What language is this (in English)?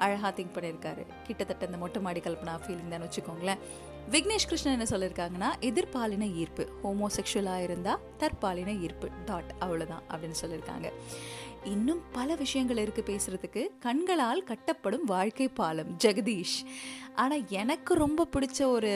Tamil